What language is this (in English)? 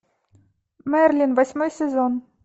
Russian